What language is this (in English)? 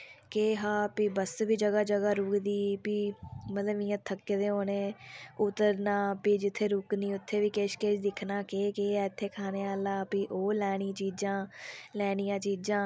Dogri